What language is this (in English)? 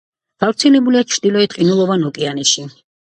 Georgian